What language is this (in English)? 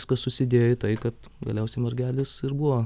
Lithuanian